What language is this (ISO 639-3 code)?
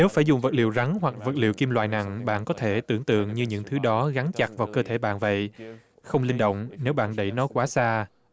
vie